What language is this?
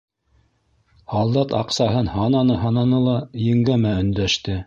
Bashkir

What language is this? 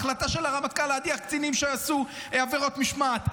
Hebrew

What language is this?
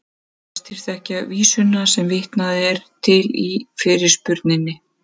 Icelandic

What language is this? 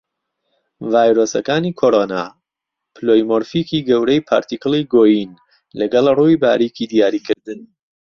Central Kurdish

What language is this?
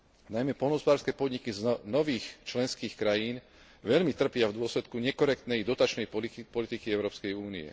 Slovak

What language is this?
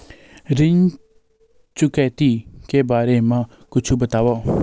Chhattisgarhi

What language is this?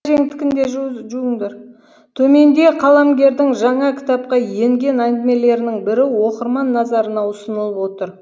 Kazakh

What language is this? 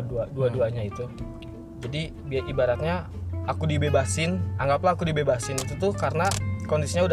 Indonesian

